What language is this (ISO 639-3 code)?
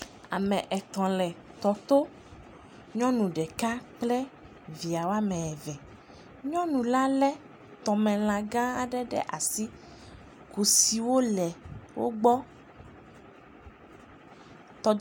ewe